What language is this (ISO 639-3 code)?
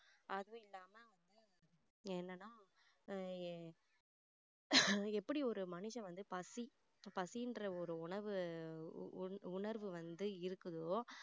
tam